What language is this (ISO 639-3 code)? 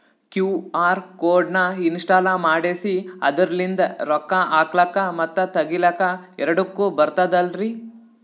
kan